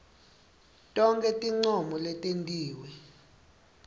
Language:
Swati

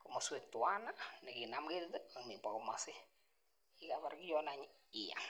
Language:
Kalenjin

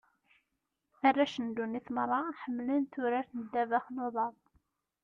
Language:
Kabyle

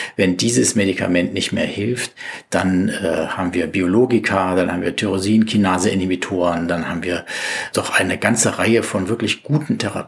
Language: German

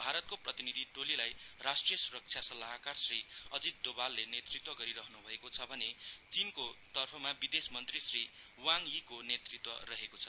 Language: Nepali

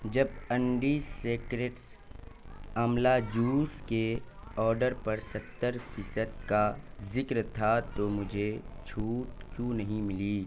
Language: Urdu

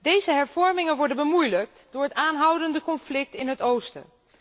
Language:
Dutch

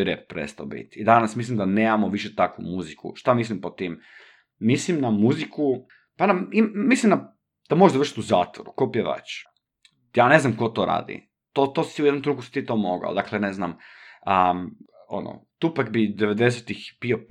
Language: Croatian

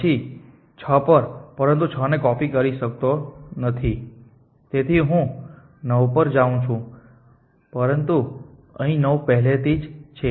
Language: Gujarati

